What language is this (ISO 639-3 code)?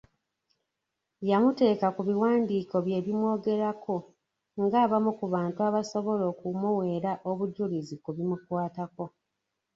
lug